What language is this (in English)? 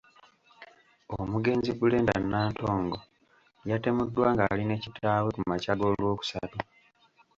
Ganda